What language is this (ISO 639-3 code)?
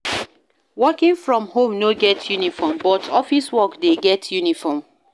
pcm